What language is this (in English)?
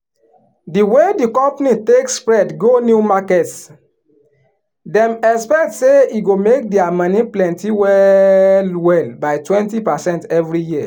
Nigerian Pidgin